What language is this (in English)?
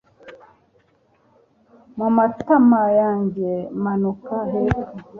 Kinyarwanda